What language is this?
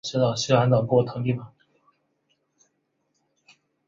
Chinese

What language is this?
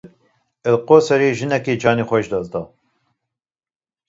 Kurdish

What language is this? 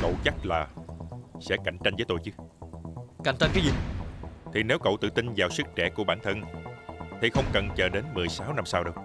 Vietnamese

